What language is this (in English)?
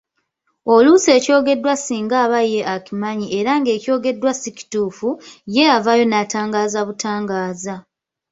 Ganda